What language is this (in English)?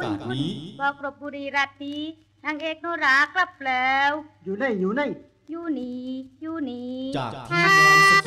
Thai